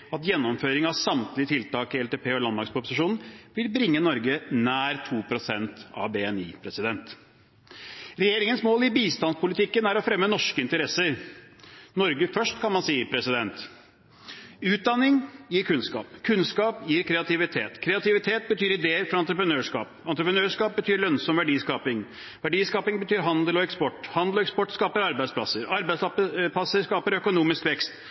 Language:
Norwegian Bokmål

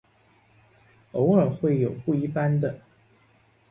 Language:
Chinese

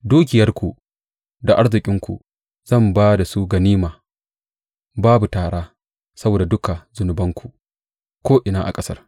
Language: Hausa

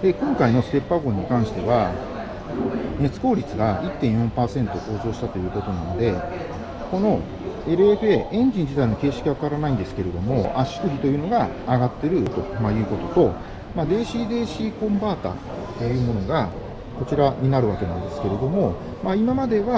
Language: Japanese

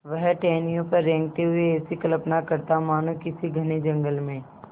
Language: Hindi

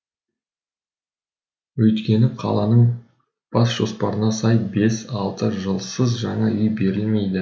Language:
Kazakh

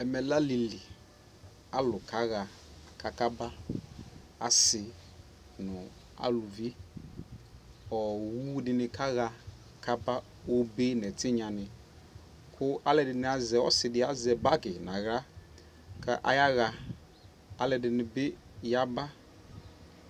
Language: Ikposo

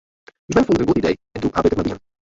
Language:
Western Frisian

